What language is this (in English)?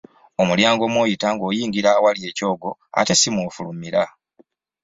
Ganda